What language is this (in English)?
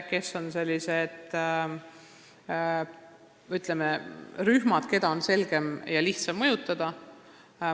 Estonian